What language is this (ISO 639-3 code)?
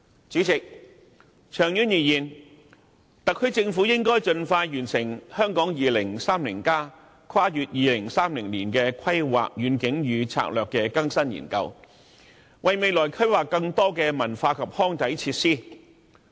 yue